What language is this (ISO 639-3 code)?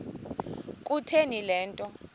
xho